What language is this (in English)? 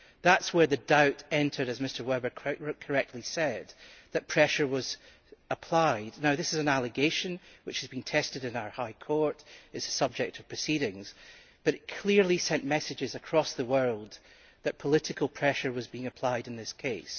English